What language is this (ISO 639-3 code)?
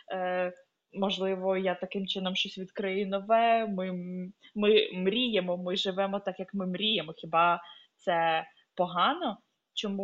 ukr